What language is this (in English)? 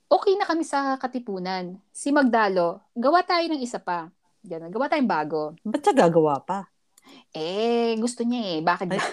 Filipino